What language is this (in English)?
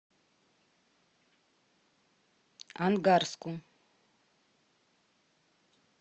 Russian